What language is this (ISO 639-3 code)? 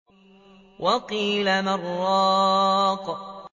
ara